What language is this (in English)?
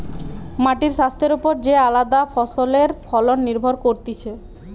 Bangla